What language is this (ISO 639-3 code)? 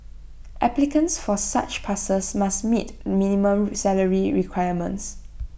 eng